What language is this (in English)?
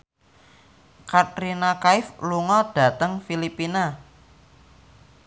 Javanese